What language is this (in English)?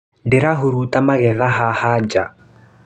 Kikuyu